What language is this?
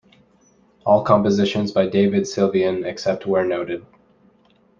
English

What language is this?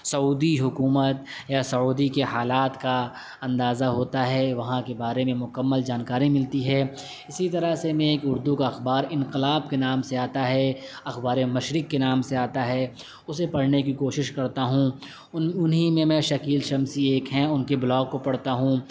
Urdu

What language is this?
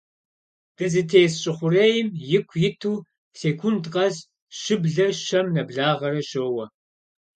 Kabardian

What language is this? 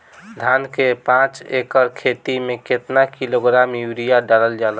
Bhojpuri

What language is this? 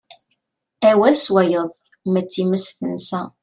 Kabyle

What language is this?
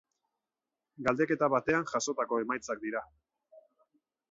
Basque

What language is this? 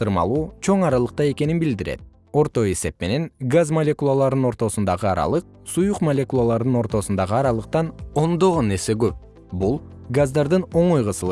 Kyrgyz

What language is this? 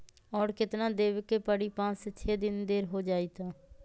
Magahi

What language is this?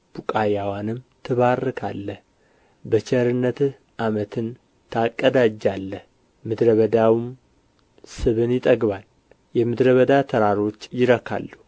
Amharic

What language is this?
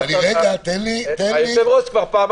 Hebrew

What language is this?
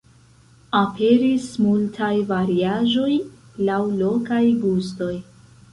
Esperanto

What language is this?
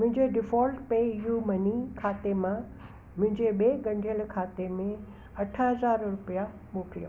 Sindhi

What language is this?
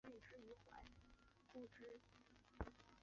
Chinese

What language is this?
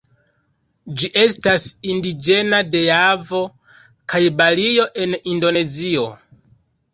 Esperanto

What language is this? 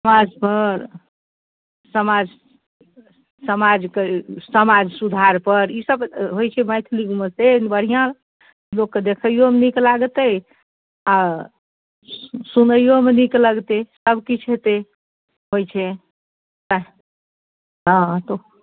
Maithili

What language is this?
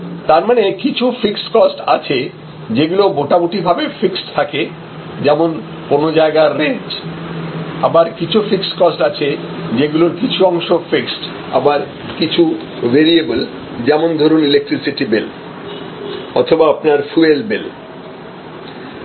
Bangla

